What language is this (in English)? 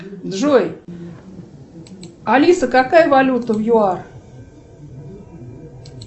Russian